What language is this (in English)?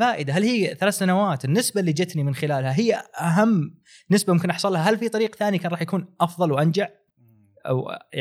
Arabic